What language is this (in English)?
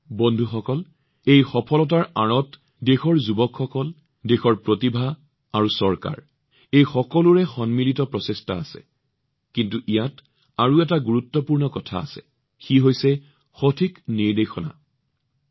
Assamese